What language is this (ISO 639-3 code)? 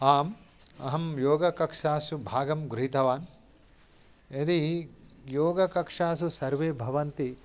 san